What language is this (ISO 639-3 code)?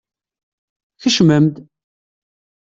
kab